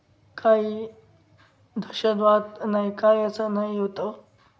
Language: Marathi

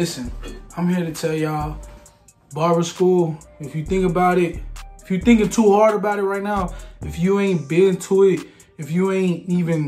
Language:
English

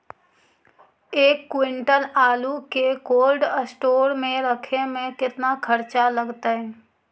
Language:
Magahi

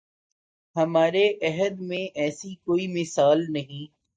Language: Urdu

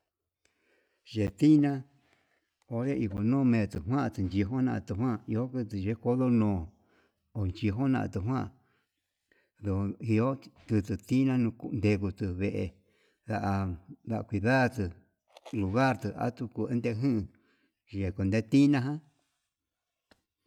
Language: Yutanduchi Mixtec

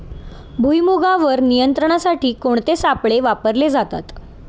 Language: Marathi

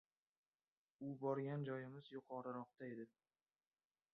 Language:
Uzbek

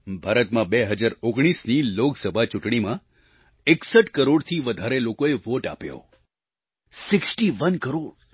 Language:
Gujarati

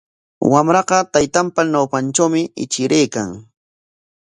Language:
Corongo Ancash Quechua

